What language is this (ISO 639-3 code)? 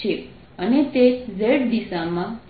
guj